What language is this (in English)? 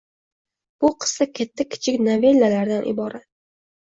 Uzbek